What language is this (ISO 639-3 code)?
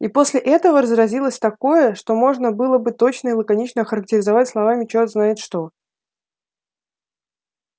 rus